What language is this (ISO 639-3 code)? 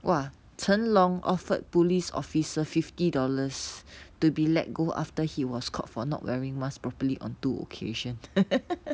eng